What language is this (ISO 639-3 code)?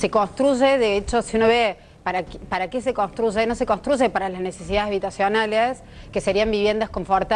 spa